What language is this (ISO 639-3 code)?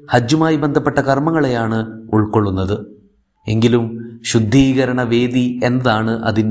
mal